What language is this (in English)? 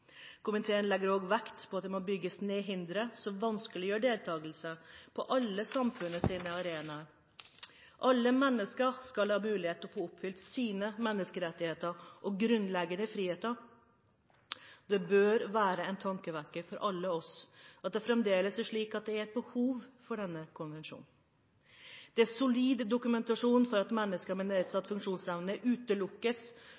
Norwegian Bokmål